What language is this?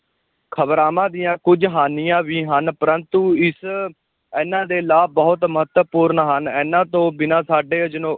Punjabi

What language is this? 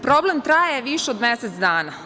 Serbian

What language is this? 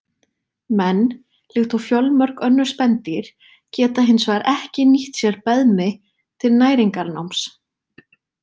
Icelandic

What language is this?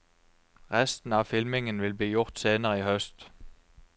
Norwegian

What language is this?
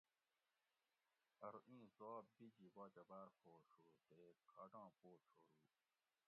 Gawri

